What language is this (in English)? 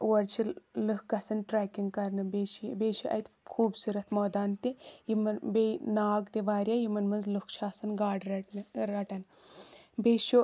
Kashmiri